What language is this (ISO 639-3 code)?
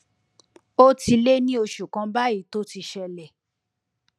yor